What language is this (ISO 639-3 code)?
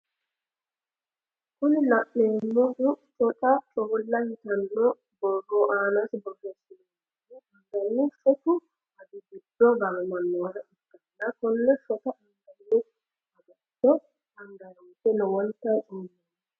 sid